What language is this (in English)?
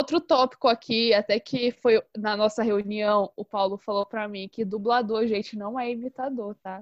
Portuguese